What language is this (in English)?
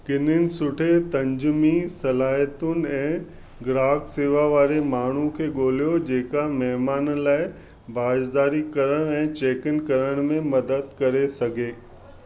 Sindhi